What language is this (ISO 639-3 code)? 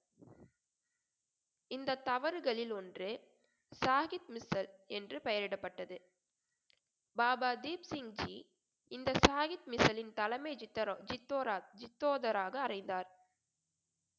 tam